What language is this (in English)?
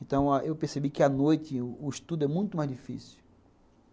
Portuguese